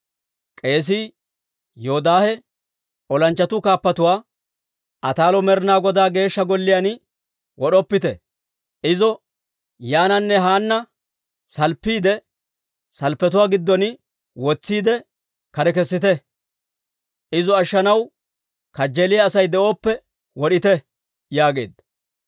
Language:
Dawro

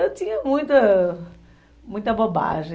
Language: Portuguese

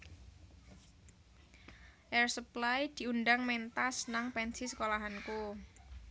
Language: Javanese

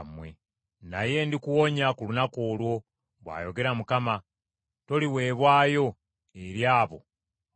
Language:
Ganda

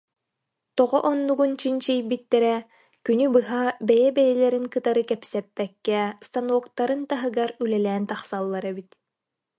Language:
Yakut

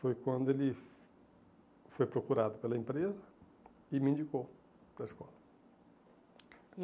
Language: Portuguese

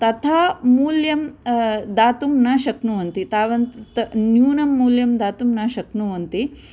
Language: Sanskrit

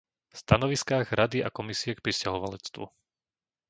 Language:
Slovak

